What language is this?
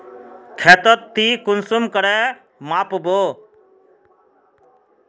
Magahi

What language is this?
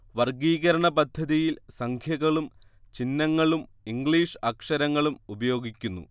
Malayalam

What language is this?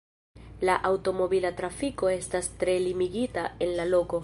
Esperanto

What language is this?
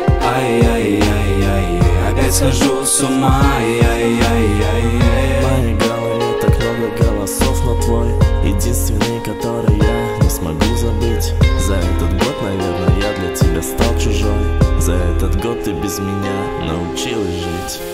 Russian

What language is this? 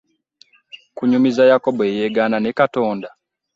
Ganda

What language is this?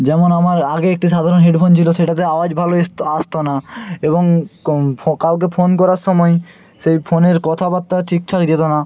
Bangla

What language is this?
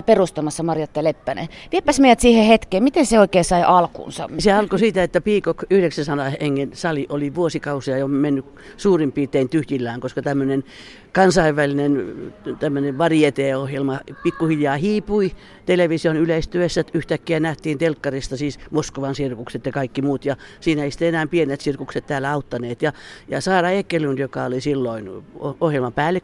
Finnish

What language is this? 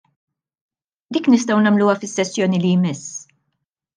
Maltese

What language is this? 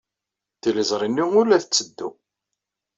Kabyle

